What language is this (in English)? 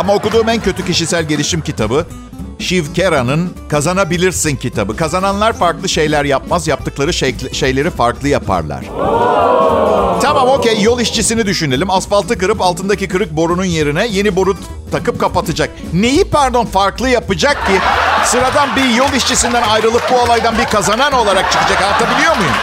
Turkish